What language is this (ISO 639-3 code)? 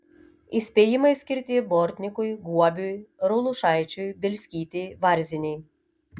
lit